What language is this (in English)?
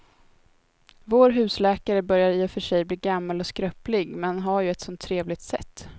Swedish